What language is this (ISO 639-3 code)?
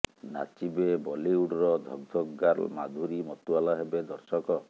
ori